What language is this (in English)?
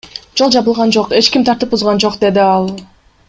Kyrgyz